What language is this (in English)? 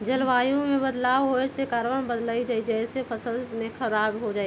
Magahi